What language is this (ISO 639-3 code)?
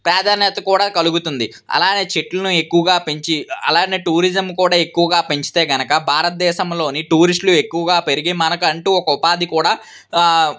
tel